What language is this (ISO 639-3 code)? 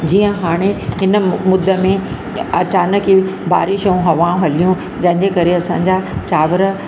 snd